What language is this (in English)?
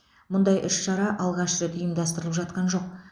Kazakh